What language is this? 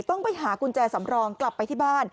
Thai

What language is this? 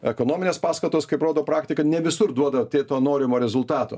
Lithuanian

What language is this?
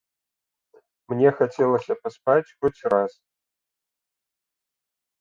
Belarusian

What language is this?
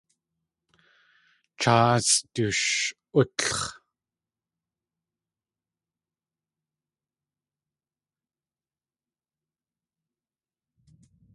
Tlingit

